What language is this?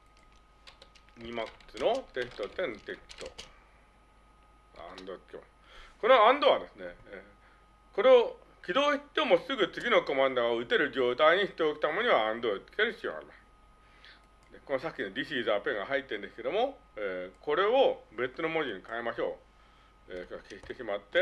Japanese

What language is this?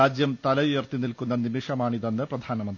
Malayalam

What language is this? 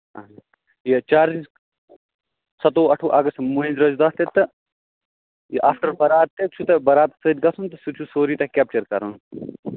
Kashmiri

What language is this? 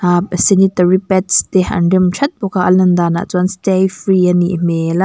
Mizo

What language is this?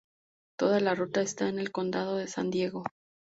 Spanish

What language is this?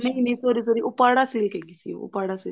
Punjabi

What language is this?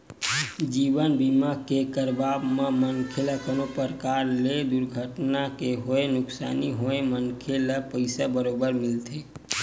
Chhattisgarhi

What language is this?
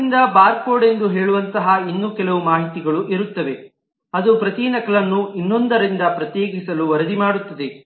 Kannada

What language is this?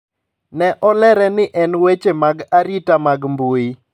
Luo (Kenya and Tanzania)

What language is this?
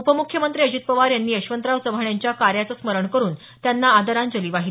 Marathi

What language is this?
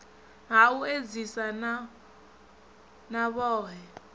Venda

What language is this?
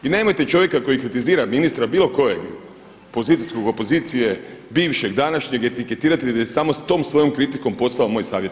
Croatian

